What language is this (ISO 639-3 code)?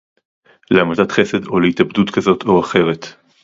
heb